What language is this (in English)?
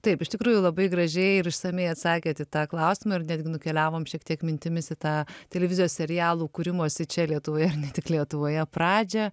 Lithuanian